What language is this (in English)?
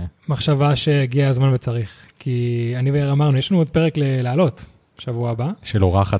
Hebrew